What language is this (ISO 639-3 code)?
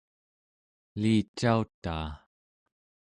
esu